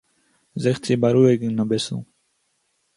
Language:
Yiddish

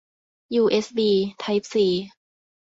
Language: Thai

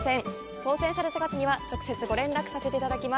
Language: Japanese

